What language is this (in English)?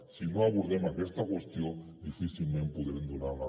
Catalan